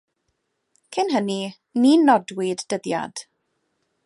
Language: Welsh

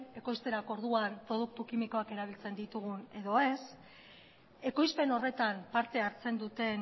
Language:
Basque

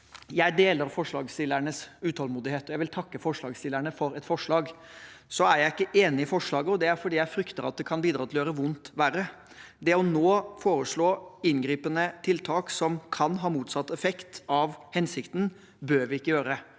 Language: Norwegian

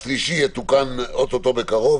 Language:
Hebrew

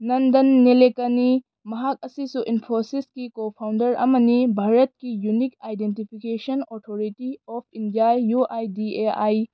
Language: Manipuri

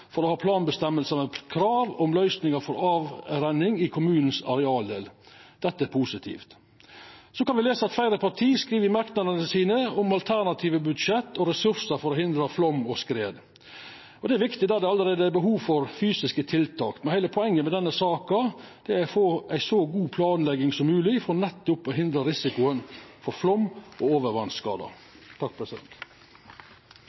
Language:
Norwegian Nynorsk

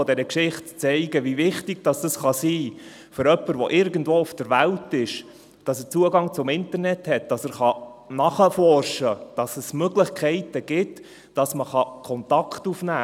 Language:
Swiss German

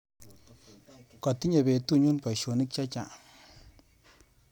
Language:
Kalenjin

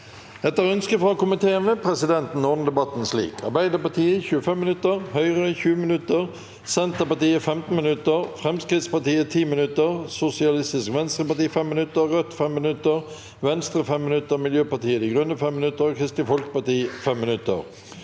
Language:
Norwegian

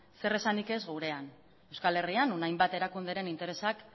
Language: Basque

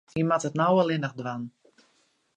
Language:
Western Frisian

